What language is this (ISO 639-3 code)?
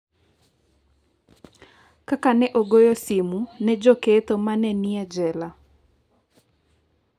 luo